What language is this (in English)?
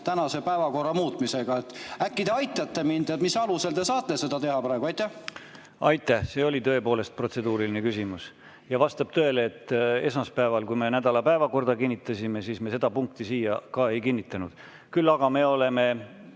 Estonian